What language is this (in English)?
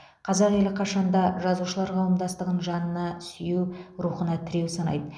Kazakh